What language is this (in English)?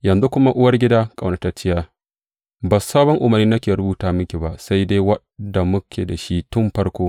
Hausa